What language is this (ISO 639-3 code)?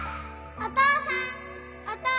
jpn